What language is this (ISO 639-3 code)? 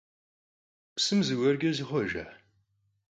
kbd